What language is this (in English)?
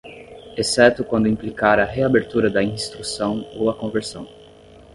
Portuguese